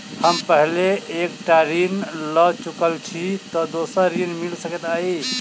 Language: Maithili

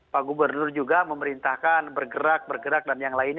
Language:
Indonesian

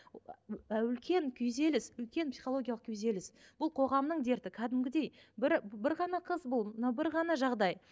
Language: Kazakh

